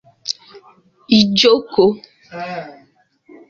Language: Igbo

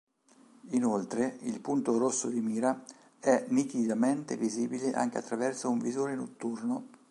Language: Italian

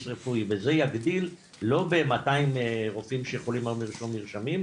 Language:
Hebrew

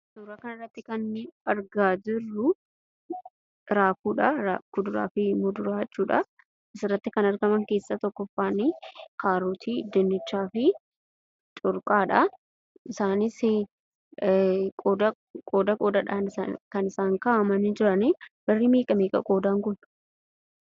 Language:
Oromo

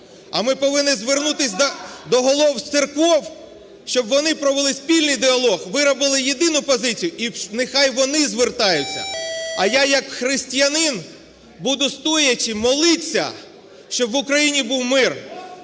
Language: Ukrainian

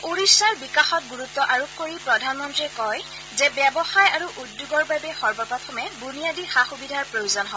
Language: Assamese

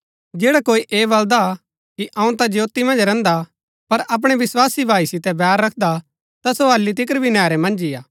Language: Gaddi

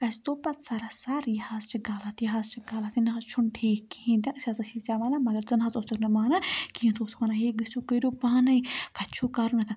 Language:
Kashmiri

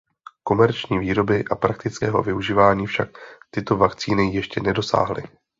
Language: Czech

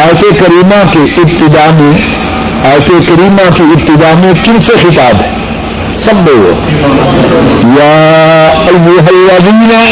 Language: Urdu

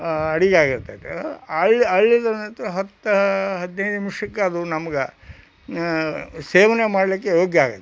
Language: Kannada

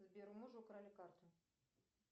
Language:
Russian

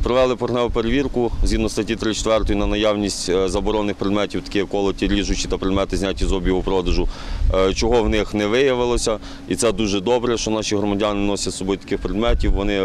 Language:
Ukrainian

